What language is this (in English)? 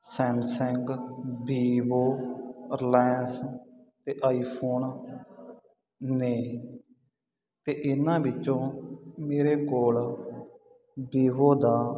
Punjabi